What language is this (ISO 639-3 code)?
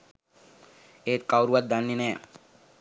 sin